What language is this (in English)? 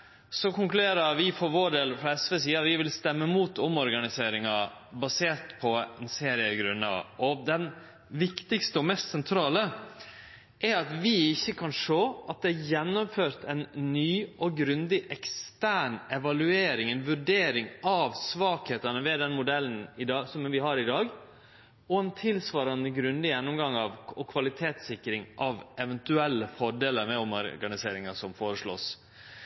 Norwegian Nynorsk